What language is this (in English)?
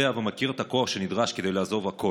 Hebrew